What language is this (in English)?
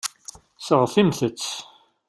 Kabyle